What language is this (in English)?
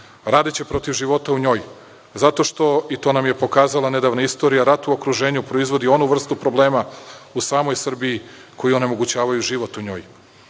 Serbian